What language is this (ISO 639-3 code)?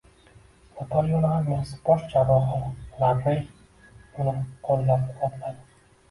uzb